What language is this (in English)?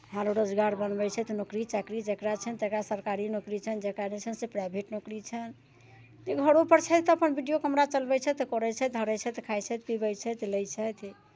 Maithili